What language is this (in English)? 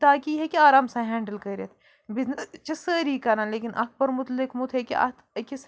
Kashmiri